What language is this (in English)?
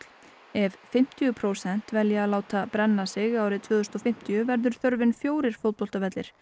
Icelandic